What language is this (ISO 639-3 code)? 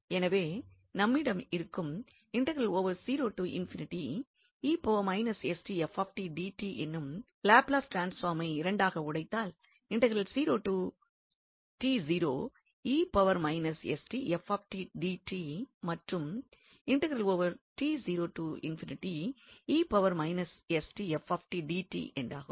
tam